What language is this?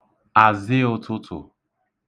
Igbo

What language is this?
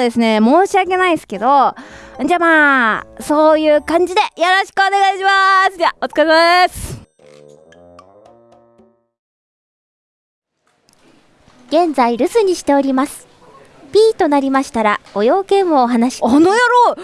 Japanese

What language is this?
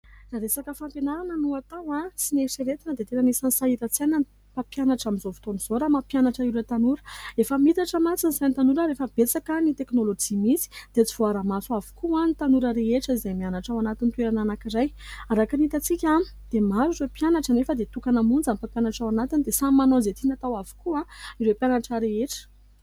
Malagasy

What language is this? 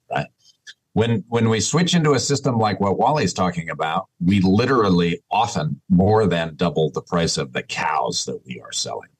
English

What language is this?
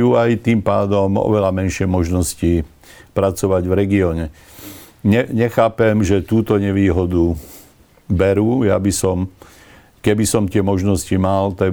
Slovak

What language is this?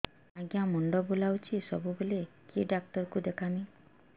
Odia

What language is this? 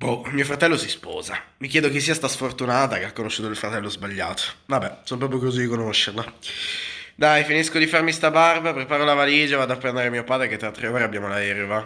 Italian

